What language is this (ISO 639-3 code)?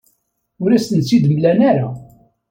kab